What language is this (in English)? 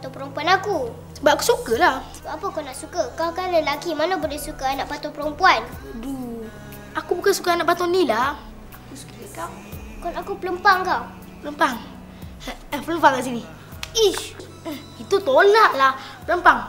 Malay